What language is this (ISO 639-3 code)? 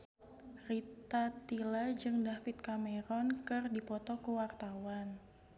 sun